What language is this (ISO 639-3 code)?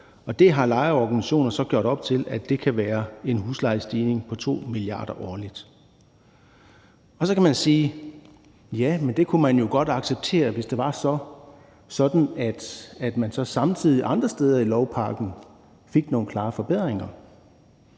dan